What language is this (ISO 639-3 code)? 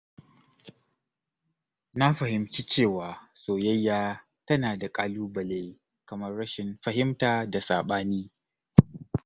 hau